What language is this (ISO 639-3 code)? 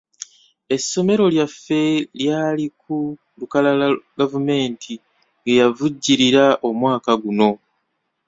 lug